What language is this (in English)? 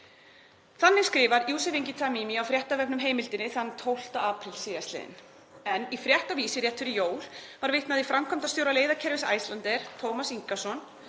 Icelandic